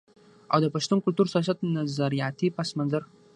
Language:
Pashto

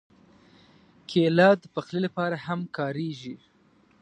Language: Pashto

